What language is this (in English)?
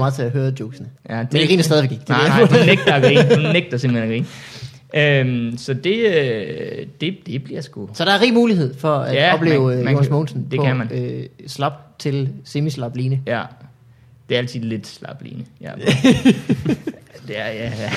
Danish